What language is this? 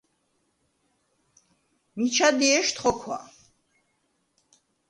Svan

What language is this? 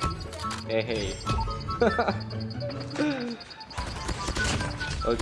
Indonesian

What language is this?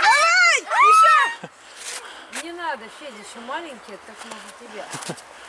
Russian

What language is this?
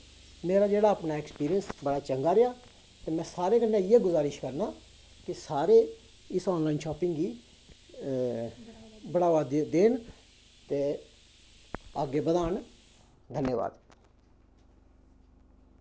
Dogri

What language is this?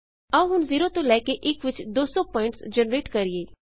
Punjabi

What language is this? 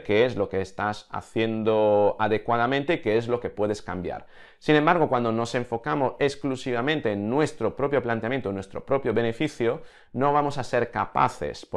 Spanish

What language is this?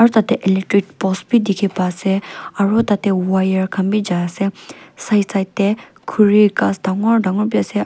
Naga Pidgin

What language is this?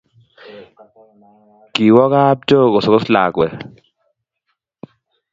Kalenjin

